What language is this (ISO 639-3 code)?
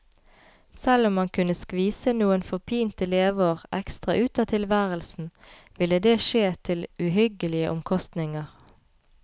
nor